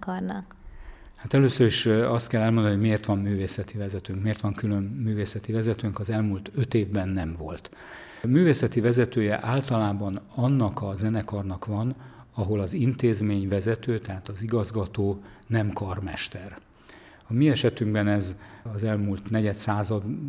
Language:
Hungarian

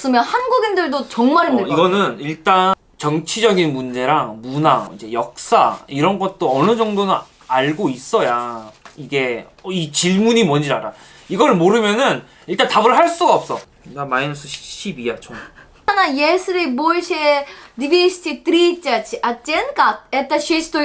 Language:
Korean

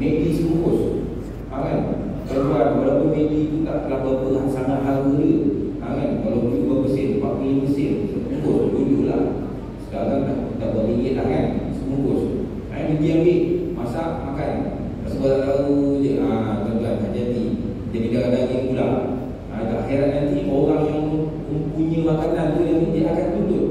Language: Malay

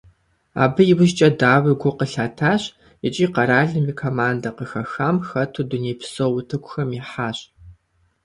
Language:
Kabardian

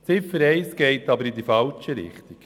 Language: Swiss German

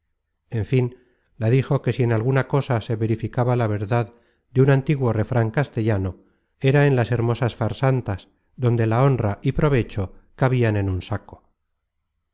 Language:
Spanish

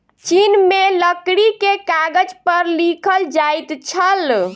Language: Maithili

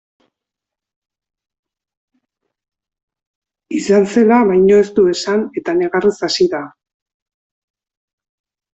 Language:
Basque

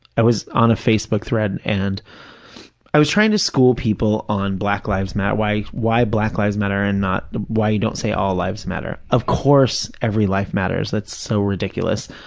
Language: English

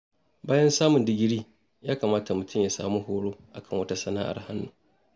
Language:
Hausa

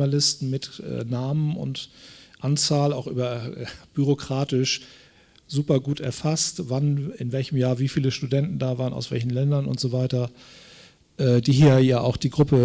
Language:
German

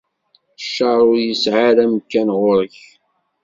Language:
Kabyle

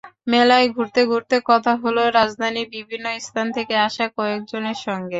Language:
Bangla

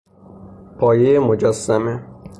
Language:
Persian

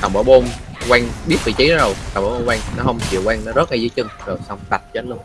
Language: Vietnamese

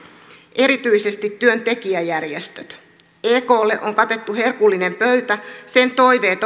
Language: Finnish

